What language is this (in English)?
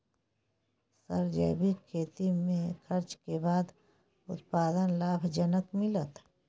Maithili